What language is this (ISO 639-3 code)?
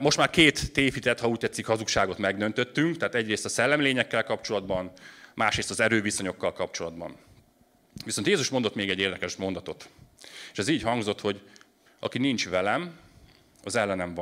hun